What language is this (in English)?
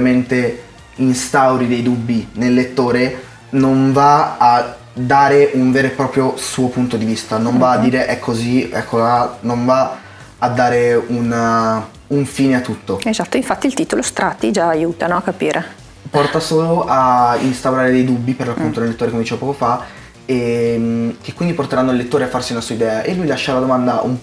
Italian